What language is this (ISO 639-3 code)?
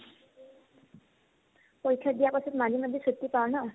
asm